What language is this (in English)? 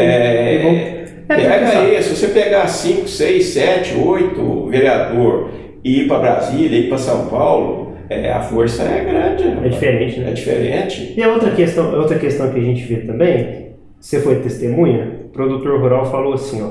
Portuguese